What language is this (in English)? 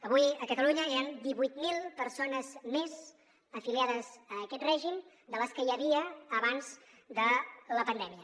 Catalan